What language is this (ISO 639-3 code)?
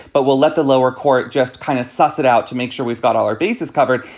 eng